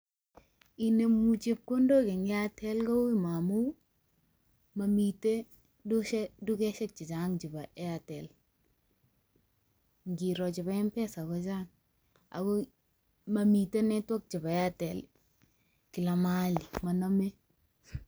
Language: Kalenjin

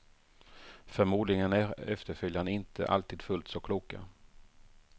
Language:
Swedish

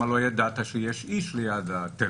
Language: Hebrew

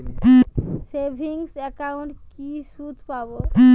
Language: Bangla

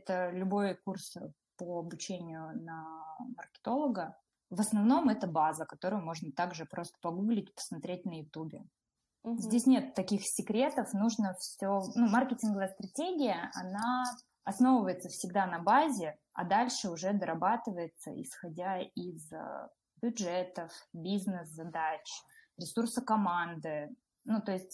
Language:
Russian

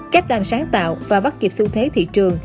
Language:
Vietnamese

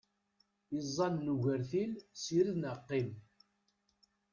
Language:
Kabyle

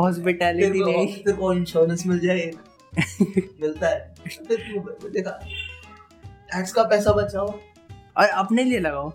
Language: Hindi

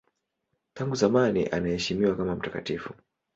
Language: Swahili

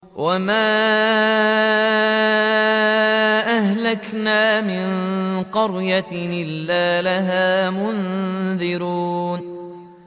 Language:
Arabic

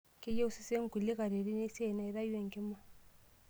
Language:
Masai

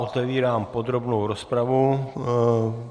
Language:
Czech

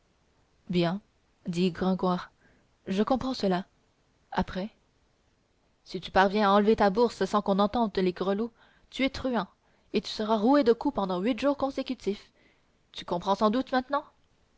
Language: French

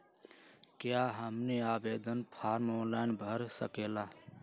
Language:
Magahi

